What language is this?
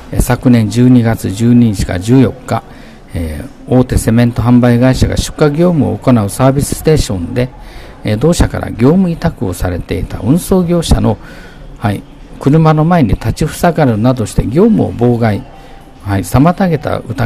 Japanese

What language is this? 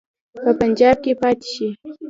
Pashto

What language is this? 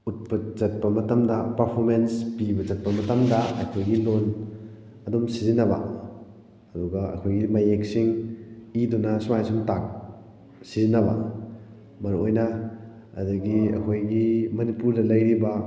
Manipuri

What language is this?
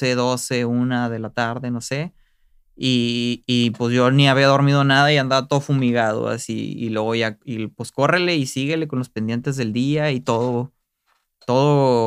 Spanish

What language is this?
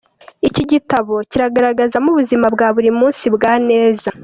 Kinyarwanda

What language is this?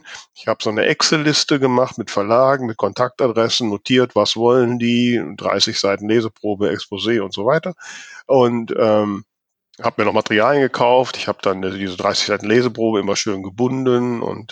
German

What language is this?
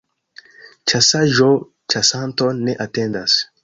Esperanto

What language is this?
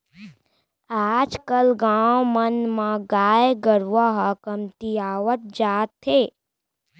Chhattisgarhi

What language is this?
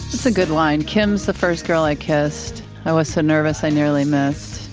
English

